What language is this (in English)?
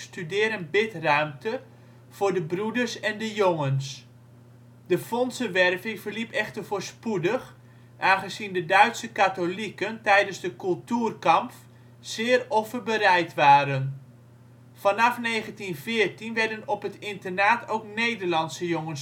Dutch